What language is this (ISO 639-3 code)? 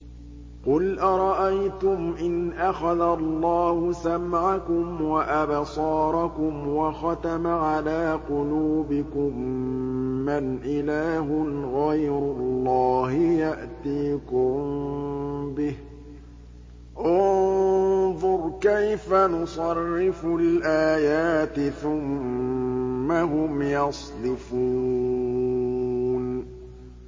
ara